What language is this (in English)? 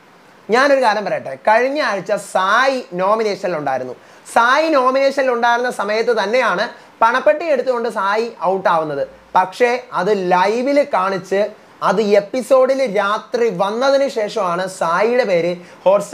Malayalam